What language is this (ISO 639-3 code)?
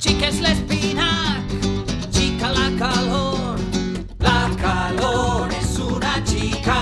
cat